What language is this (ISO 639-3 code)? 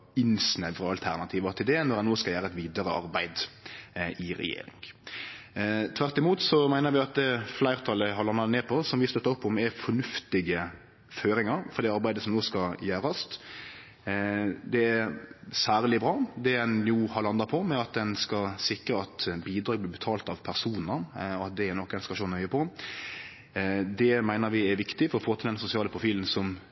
nno